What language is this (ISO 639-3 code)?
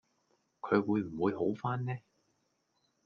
yue